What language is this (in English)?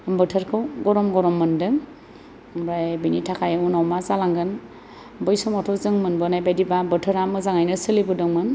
Bodo